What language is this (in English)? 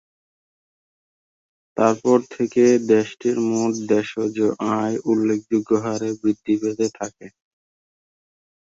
Bangla